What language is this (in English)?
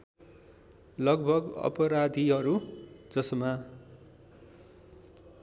Nepali